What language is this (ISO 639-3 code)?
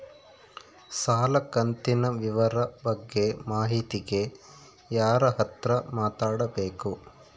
kan